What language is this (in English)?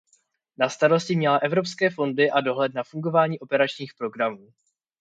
Czech